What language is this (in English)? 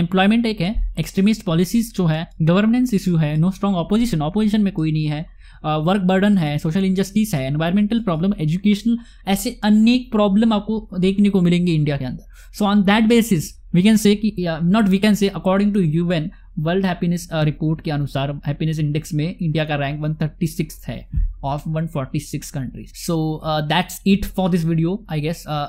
Hindi